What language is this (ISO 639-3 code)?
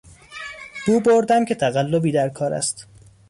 fas